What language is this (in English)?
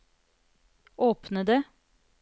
Norwegian